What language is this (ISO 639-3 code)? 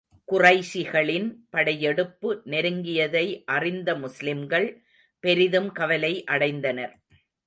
tam